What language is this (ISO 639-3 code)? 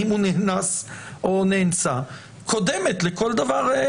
heb